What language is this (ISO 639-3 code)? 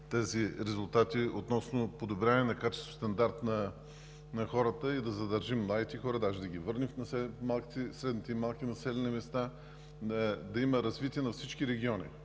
bul